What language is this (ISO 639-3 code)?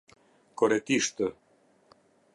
sqi